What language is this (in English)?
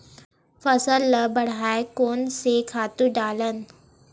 Chhattisgarhi